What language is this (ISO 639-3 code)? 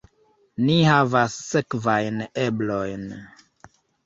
epo